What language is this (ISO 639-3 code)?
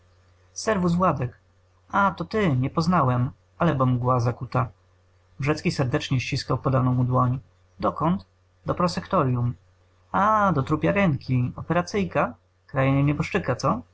pol